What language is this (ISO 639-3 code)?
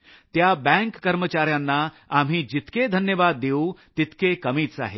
mar